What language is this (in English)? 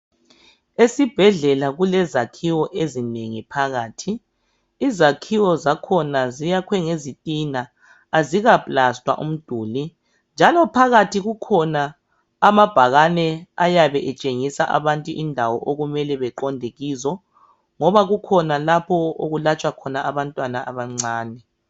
North Ndebele